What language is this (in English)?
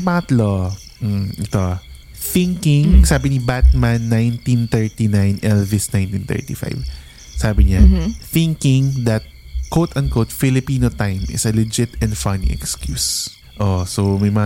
Filipino